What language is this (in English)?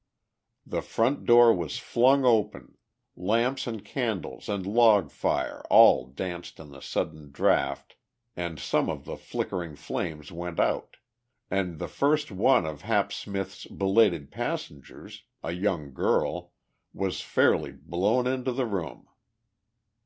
English